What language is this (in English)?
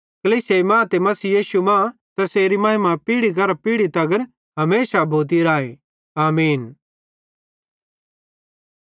Bhadrawahi